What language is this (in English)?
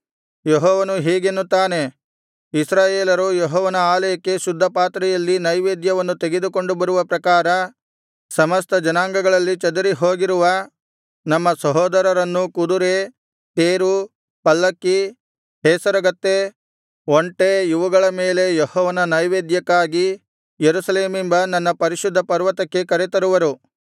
Kannada